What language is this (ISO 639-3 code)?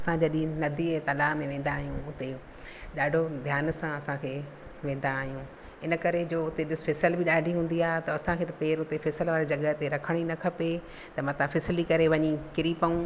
snd